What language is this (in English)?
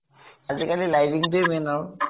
Assamese